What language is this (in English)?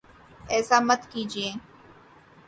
Urdu